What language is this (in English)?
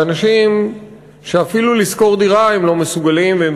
Hebrew